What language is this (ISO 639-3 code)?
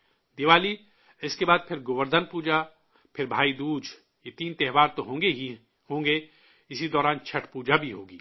urd